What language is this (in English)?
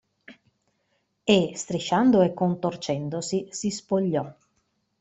Italian